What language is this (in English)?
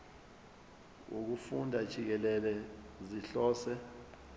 Zulu